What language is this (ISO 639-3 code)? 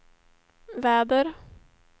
swe